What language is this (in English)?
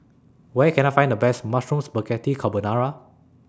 English